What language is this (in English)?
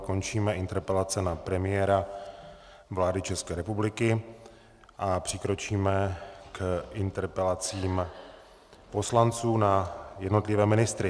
Czech